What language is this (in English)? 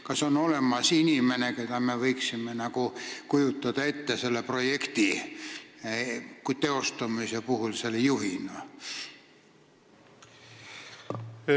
Estonian